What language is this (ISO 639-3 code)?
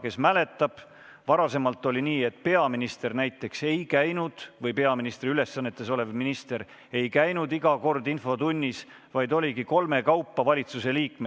est